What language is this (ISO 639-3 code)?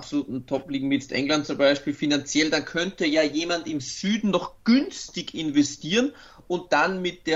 deu